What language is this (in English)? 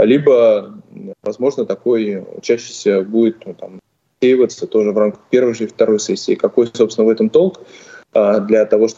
Russian